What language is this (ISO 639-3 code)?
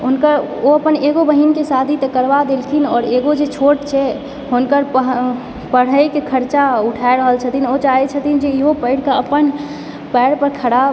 mai